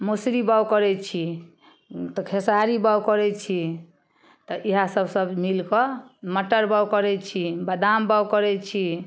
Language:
Maithili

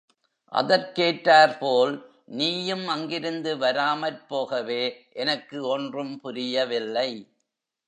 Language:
Tamil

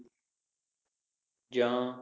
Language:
Punjabi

